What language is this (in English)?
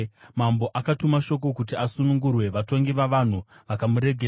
Shona